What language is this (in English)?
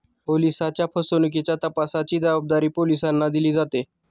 Marathi